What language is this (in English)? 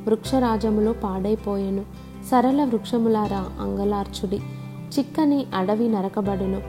Telugu